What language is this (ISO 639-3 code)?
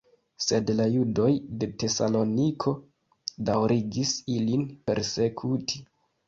epo